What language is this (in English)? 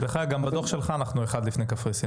Hebrew